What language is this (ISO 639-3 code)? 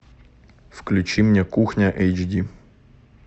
rus